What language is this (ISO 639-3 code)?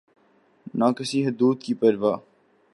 urd